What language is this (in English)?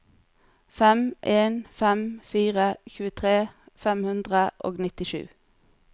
Norwegian